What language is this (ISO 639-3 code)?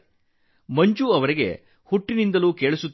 kan